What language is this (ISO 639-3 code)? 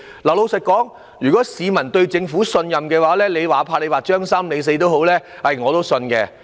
yue